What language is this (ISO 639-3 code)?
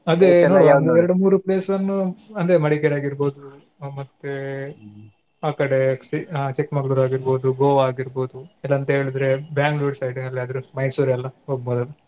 kan